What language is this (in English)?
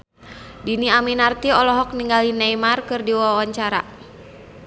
Sundanese